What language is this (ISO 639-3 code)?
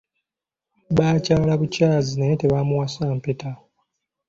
lug